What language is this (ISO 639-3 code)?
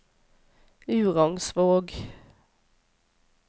nor